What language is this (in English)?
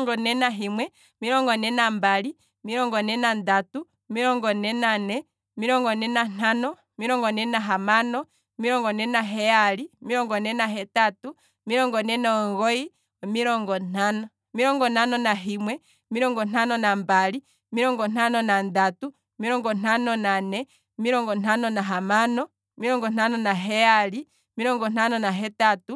Kwambi